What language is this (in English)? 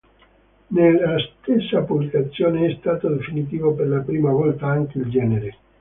Italian